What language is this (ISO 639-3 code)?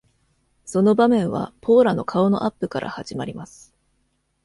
jpn